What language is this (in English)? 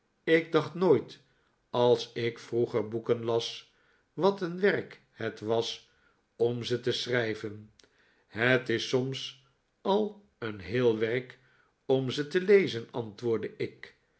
Dutch